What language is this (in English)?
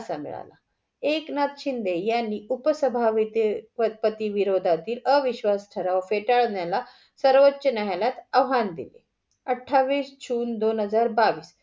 Marathi